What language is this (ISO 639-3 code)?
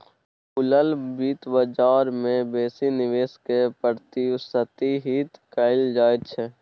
mai